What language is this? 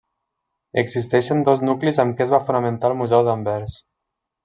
Catalan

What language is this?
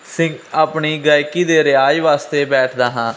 Punjabi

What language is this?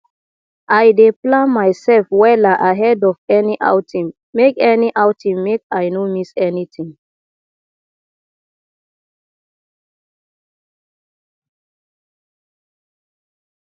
Nigerian Pidgin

